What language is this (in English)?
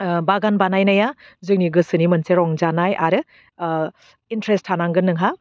Bodo